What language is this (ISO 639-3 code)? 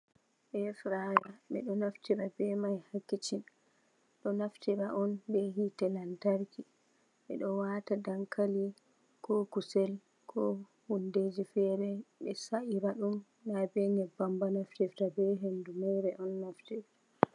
ful